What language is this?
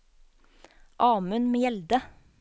Norwegian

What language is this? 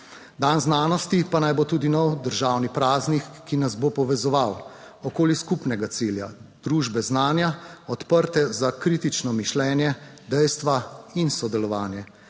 Slovenian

